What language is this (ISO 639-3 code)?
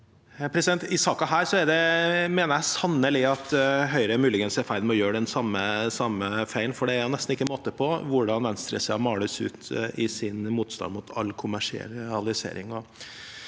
nor